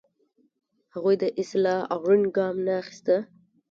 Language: Pashto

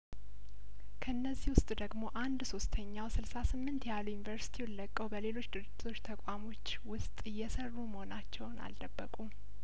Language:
Amharic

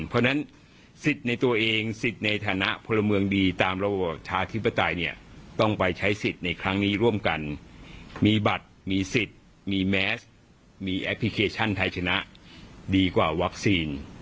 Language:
Thai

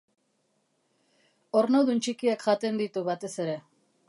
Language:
Basque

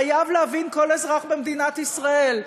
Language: Hebrew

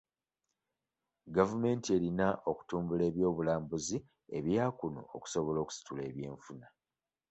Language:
Ganda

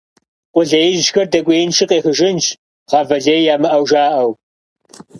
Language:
Kabardian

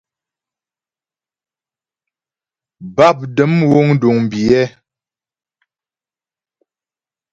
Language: Ghomala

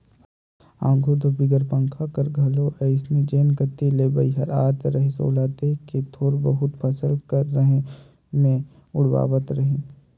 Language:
Chhattisgarhi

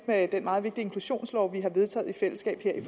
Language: Danish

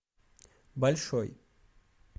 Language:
Russian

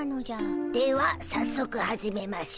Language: Japanese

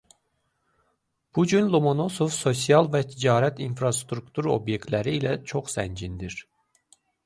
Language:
Azerbaijani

